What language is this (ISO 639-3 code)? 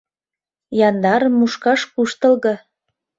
chm